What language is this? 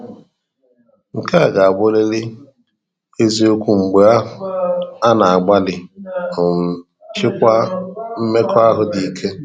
Igbo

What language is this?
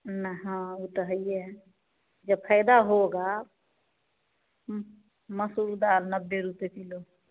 Hindi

